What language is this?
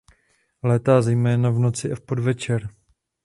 Czech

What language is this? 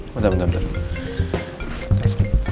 Indonesian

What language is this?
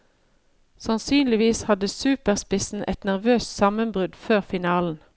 Norwegian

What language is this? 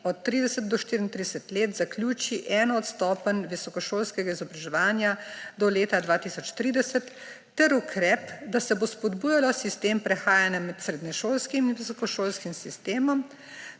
Slovenian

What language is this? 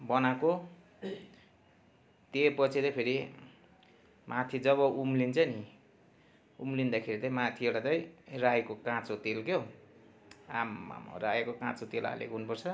Nepali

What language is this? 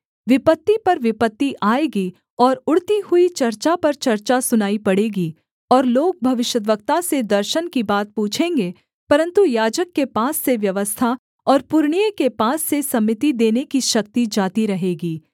Hindi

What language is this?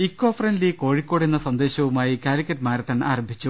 Malayalam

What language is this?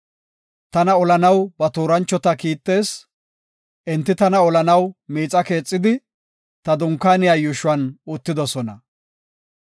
Gofa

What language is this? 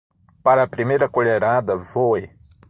Portuguese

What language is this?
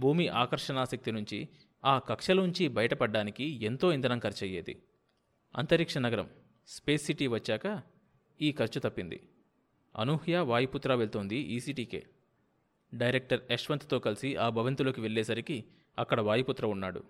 Telugu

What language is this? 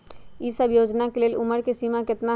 Magahi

